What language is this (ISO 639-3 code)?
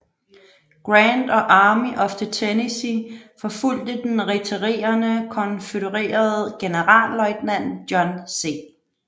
dan